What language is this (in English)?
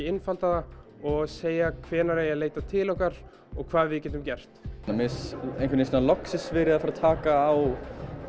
Icelandic